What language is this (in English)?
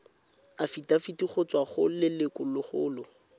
Tswana